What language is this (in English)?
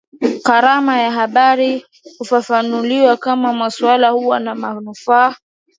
Swahili